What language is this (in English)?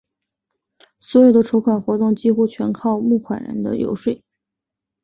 Chinese